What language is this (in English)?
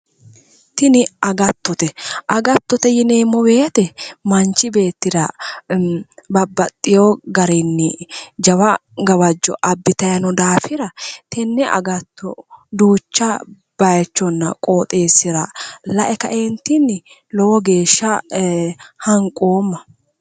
Sidamo